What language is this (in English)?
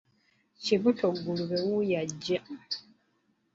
Ganda